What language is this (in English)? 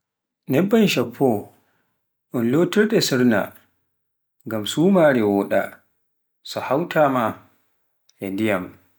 Pular